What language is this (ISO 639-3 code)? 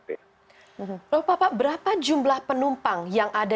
ind